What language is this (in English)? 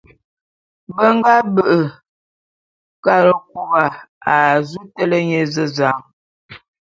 Bulu